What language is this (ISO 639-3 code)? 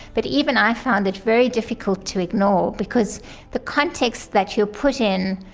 eng